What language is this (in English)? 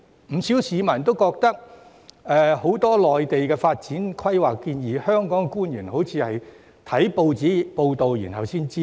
Cantonese